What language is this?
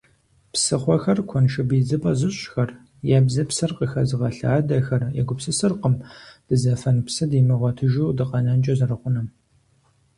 Kabardian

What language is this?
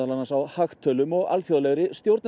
Icelandic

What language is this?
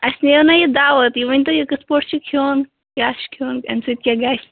Kashmiri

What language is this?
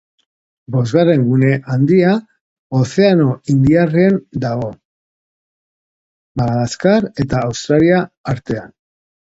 Basque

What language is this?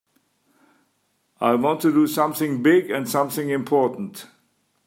English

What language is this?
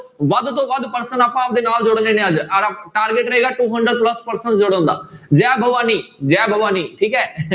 Punjabi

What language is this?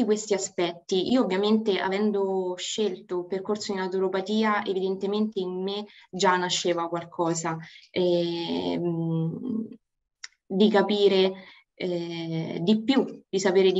Italian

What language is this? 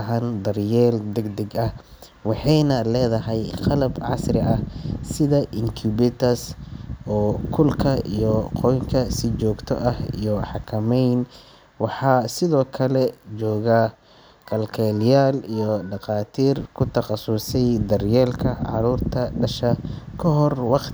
Somali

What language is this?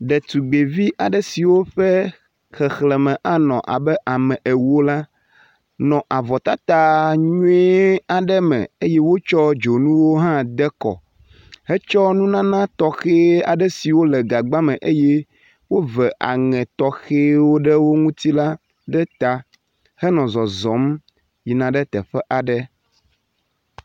Ewe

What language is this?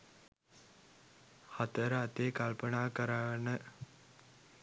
Sinhala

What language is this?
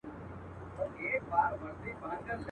Pashto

